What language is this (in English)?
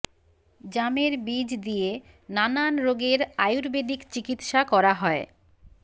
Bangla